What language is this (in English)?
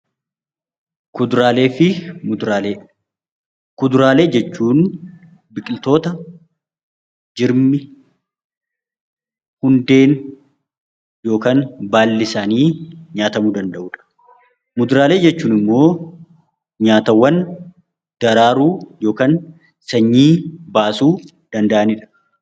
Oromo